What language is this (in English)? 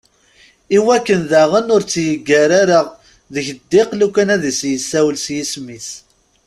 Kabyle